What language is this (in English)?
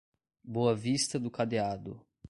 Portuguese